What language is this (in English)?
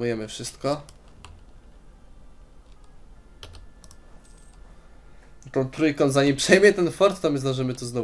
Polish